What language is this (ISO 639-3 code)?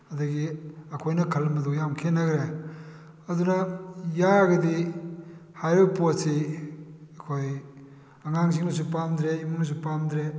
mni